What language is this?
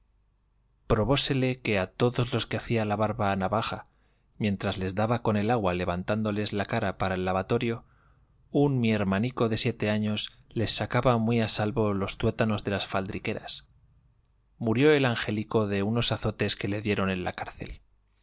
Spanish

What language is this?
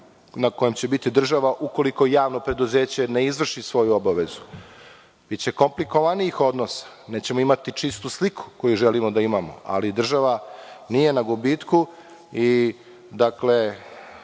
Serbian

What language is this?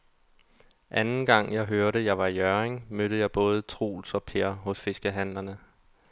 Danish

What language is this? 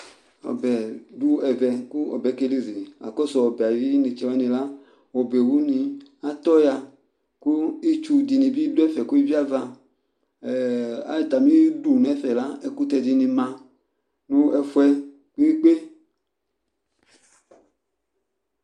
Ikposo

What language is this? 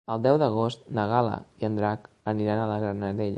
Catalan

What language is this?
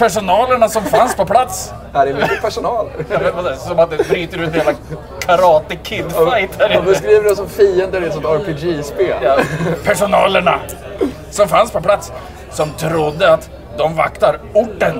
Swedish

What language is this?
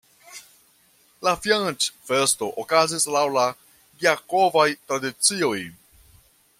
Esperanto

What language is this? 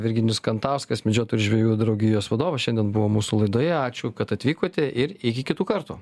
Lithuanian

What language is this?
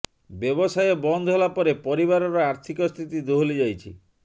Odia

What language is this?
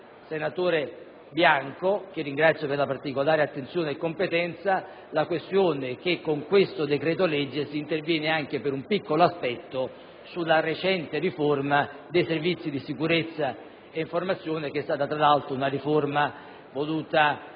Italian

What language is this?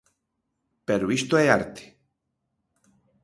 Galician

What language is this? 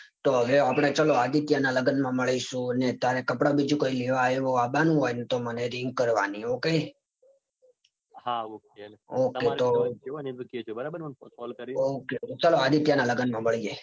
Gujarati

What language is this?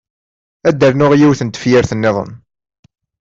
Kabyle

